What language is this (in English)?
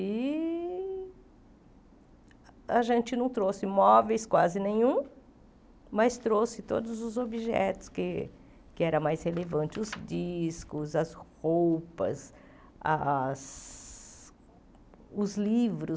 Portuguese